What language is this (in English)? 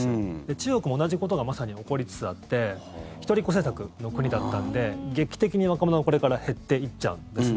Japanese